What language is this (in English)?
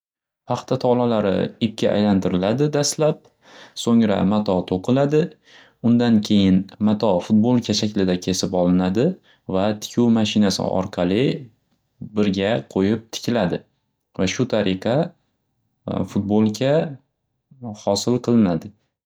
Uzbek